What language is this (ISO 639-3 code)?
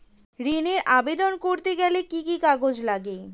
ben